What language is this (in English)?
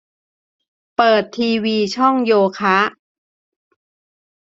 Thai